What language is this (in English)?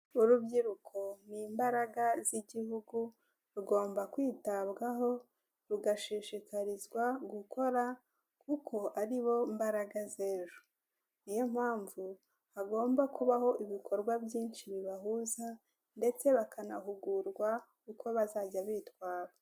Kinyarwanda